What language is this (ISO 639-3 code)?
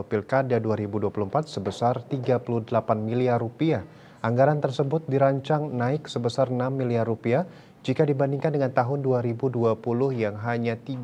ind